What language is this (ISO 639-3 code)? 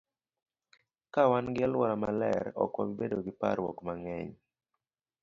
luo